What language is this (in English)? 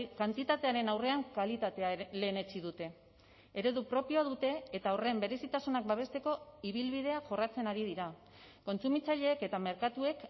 Basque